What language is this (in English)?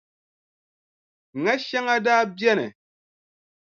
Dagbani